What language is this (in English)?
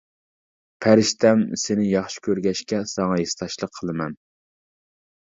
Uyghur